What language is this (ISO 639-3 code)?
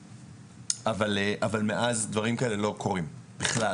heb